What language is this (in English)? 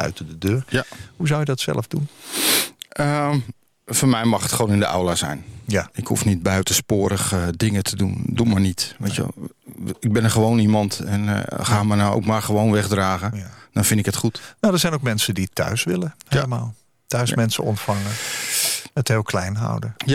Dutch